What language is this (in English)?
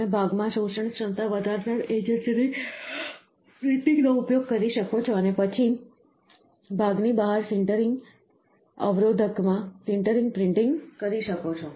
Gujarati